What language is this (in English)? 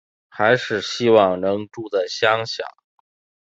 Chinese